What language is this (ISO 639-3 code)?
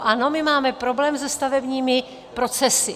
ces